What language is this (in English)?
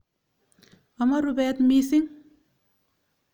Kalenjin